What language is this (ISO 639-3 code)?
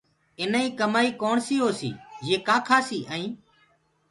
ggg